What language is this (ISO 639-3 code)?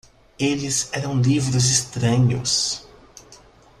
por